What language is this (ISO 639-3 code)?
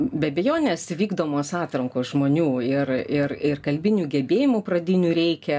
lit